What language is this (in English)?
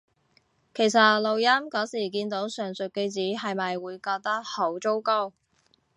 Cantonese